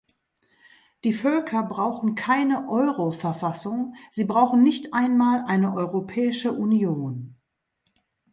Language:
German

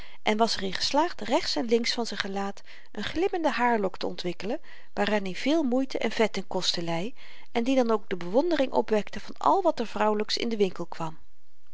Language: Dutch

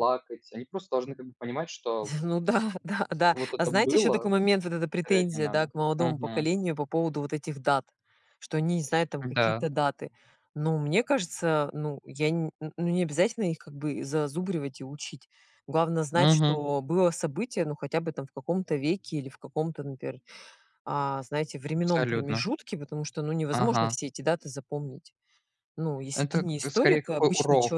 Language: Russian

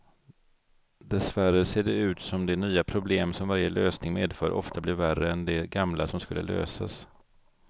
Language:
Swedish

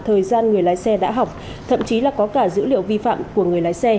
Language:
Vietnamese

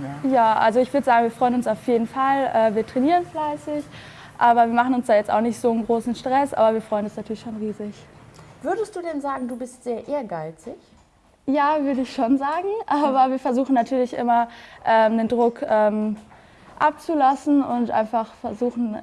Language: German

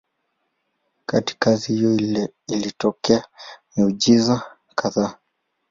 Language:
Swahili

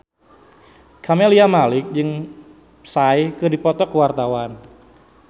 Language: Sundanese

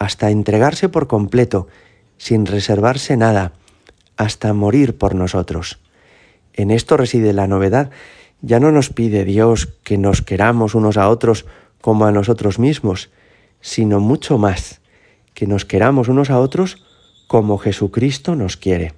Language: Spanish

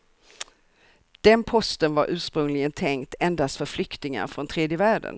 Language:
Swedish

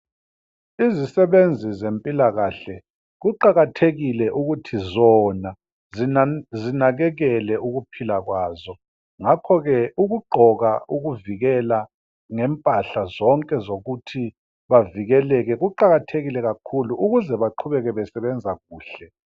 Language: North Ndebele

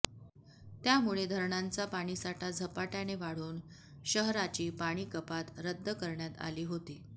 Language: Marathi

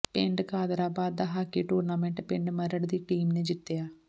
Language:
Punjabi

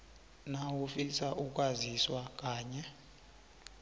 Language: South Ndebele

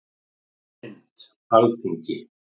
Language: Icelandic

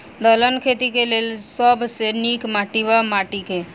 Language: Maithili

